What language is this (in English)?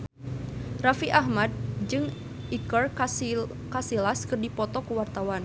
Sundanese